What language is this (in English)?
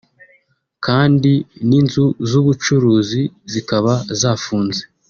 Kinyarwanda